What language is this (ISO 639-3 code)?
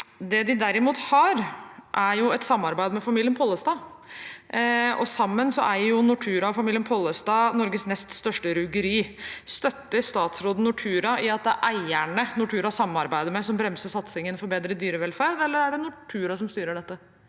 nor